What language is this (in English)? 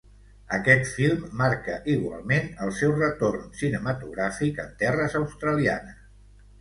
Catalan